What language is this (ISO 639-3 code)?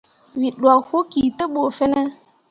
mua